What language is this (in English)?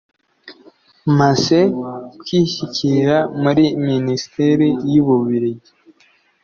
Kinyarwanda